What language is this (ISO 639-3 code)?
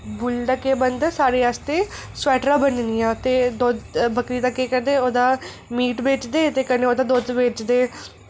doi